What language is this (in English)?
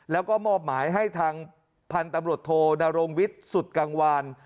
Thai